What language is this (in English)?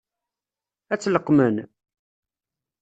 Kabyle